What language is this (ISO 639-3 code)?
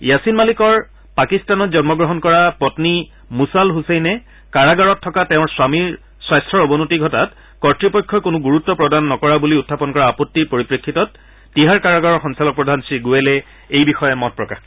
asm